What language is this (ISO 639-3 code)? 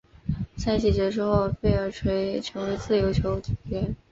zho